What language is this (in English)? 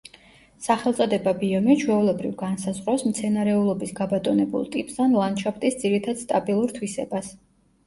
Georgian